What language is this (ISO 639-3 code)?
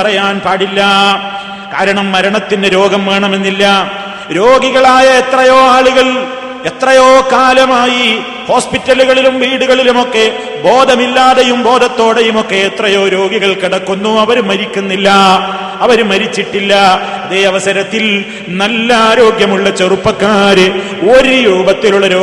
mal